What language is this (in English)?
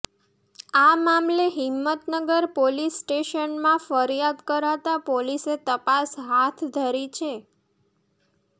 Gujarati